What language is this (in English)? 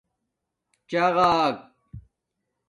Domaaki